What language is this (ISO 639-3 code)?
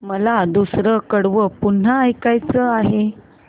mar